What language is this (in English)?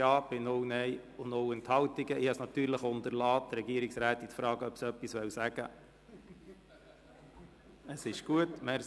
Swiss German